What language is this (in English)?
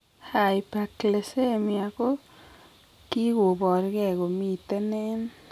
Kalenjin